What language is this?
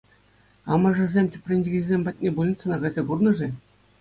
Chuvash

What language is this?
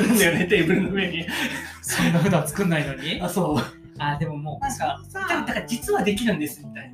Japanese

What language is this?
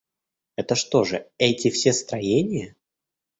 Russian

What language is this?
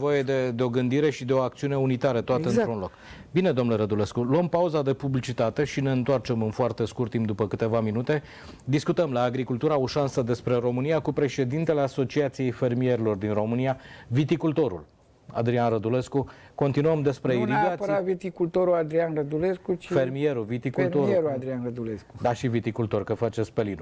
Romanian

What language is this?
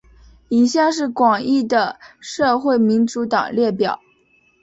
Chinese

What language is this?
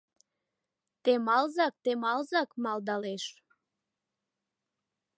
Mari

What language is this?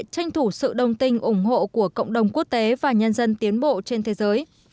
Vietnamese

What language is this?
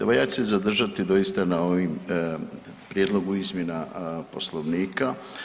Croatian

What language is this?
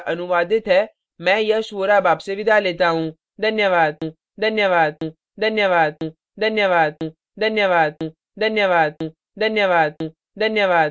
Hindi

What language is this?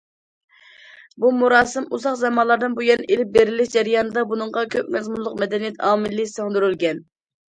Uyghur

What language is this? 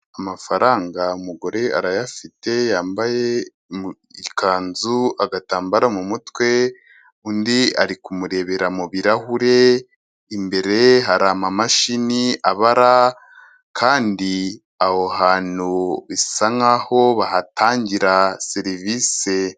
Kinyarwanda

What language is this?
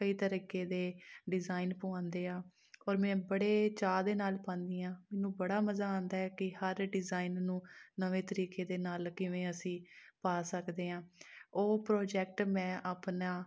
Punjabi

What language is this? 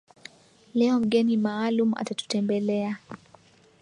Swahili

